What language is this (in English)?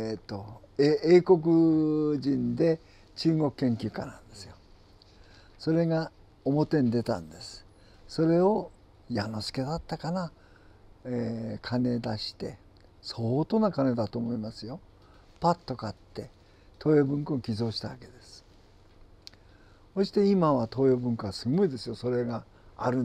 Japanese